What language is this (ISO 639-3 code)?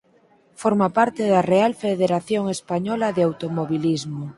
glg